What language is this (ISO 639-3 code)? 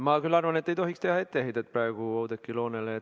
est